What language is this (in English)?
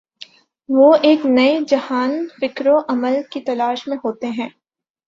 Urdu